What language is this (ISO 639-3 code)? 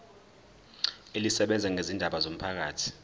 zul